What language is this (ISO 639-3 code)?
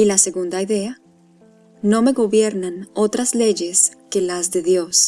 spa